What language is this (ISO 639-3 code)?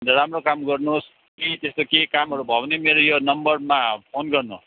nep